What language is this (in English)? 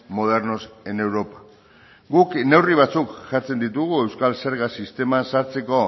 Basque